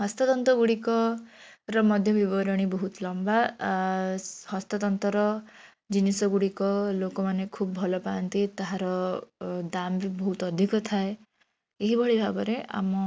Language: Odia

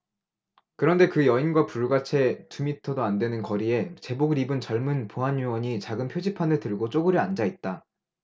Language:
Korean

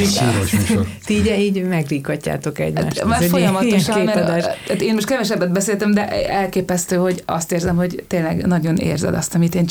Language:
Hungarian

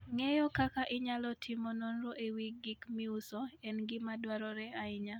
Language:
Luo (Kenya and Tanzania)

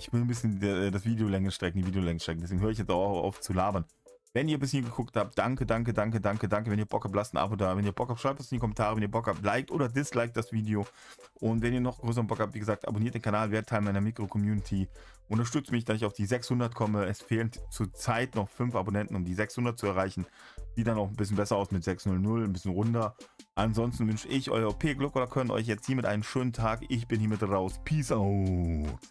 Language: German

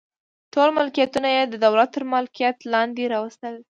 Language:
Pashto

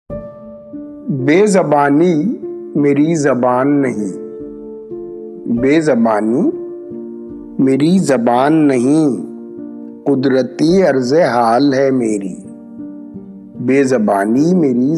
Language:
Urdu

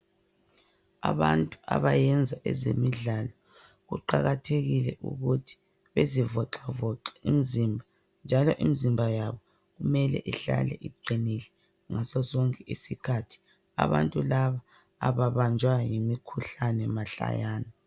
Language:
North Ndebele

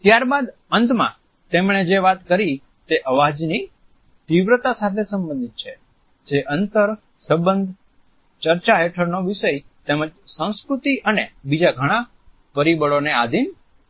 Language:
Gujarati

